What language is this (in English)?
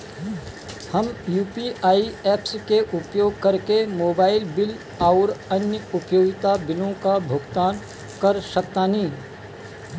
Bhojpuri